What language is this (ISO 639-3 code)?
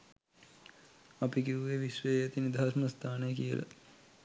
sin